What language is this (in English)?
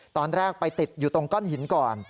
Thai